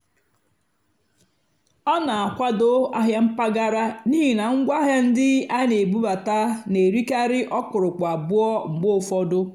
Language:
Igbo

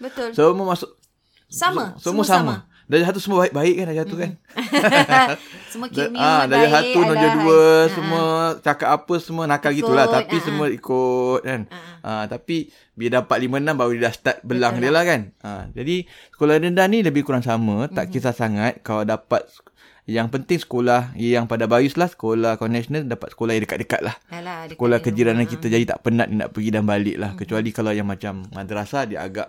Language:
Malay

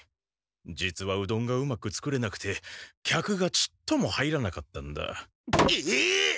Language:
Japanese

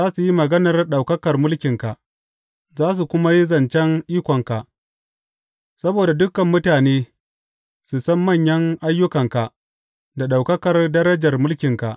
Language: Hausa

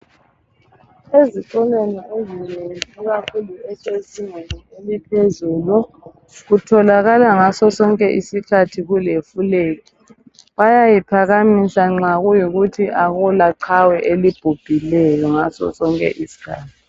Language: North Ndebele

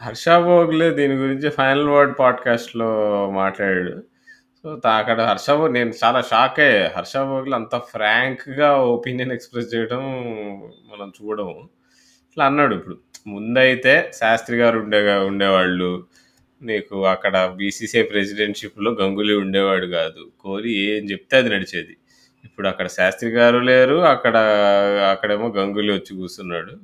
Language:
Telugu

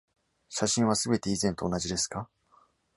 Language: Japanese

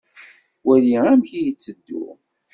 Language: Kabyle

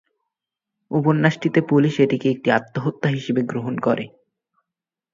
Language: Bangla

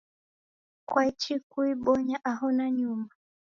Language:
Taita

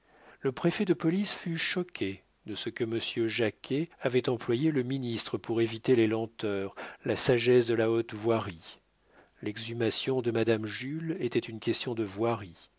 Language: French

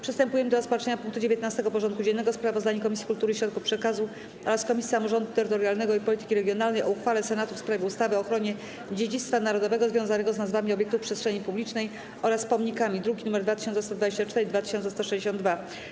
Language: Polish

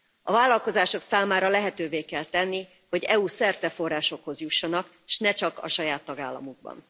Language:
Hungarian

